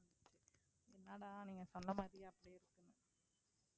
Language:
Tamil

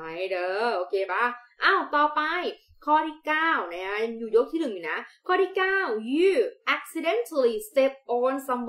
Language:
Thai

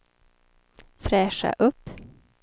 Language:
Swedish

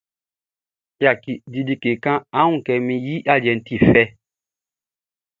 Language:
Baoulé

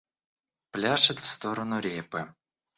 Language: Russian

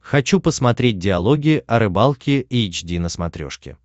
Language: Russian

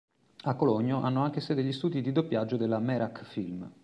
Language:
Italian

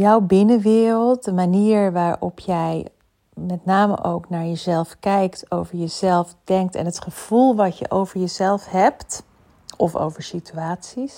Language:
Dutch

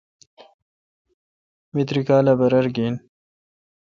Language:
Kalkoti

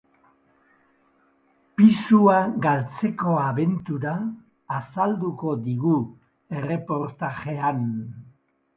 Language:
Basque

